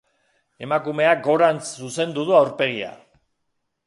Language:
Basque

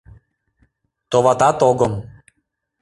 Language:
Mari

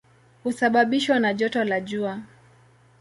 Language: Swahili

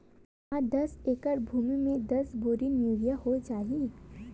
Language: Chhattisgarhi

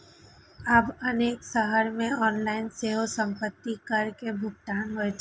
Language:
Maithili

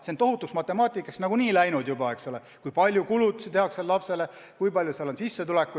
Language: Estonian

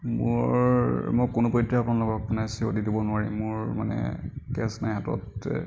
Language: Assamese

